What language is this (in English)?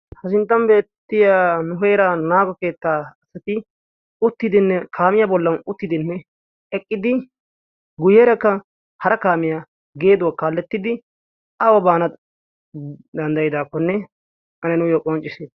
Wolaytta